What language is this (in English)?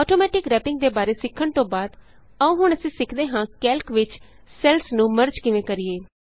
Punjabi